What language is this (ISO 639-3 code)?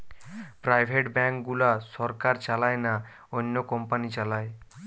ben